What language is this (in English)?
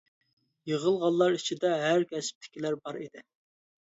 Uyghur